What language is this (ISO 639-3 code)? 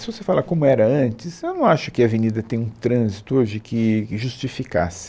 por